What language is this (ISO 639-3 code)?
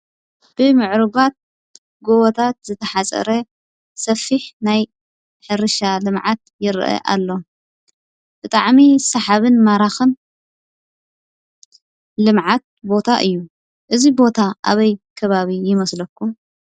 tir